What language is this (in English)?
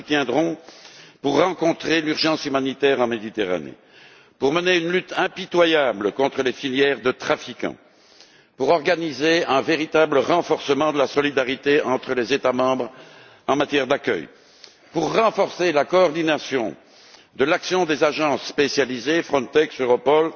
French